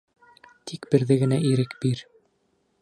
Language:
Bashkir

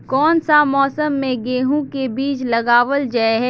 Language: Magahi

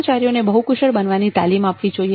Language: Gujarati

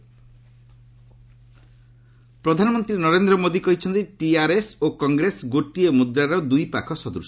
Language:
Odia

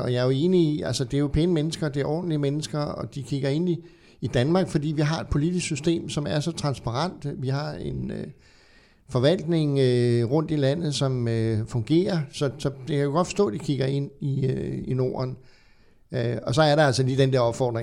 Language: Danish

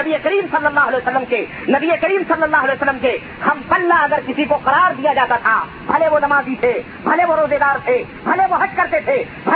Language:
Urdu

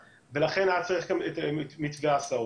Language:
Hebrew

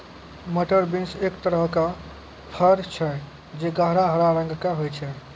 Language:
Maithili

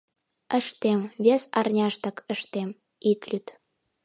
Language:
Mari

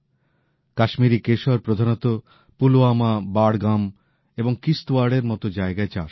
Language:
Bangla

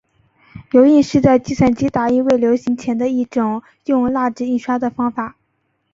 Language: Chinese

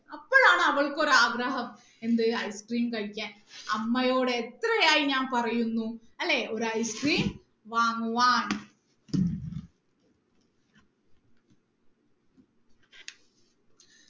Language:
Malayalam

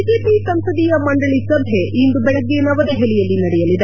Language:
Kannada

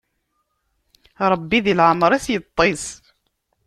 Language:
Kabyle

